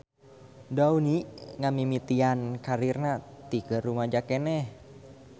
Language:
Sundanese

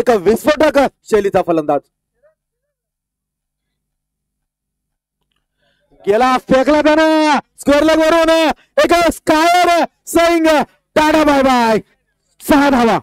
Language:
Hindi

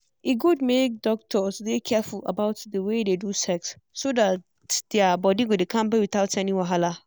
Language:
Nigerian Pidgin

